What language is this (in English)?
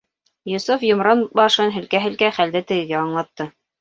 Bashkir